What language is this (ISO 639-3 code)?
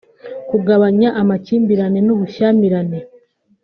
kin